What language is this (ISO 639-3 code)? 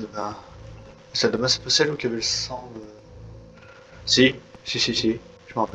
fra